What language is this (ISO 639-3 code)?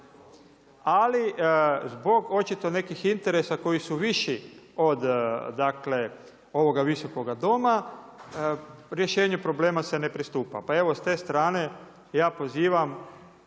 hrv